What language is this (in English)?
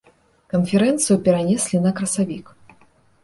Belarusian